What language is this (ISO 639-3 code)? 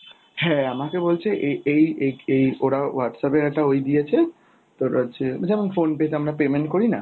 ben